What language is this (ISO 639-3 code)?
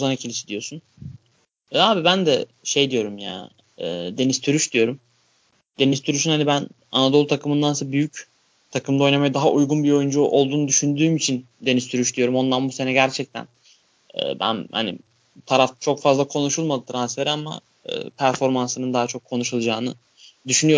tur